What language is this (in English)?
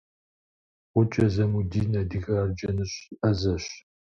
Kabardian